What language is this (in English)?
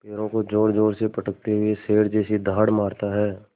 Hindi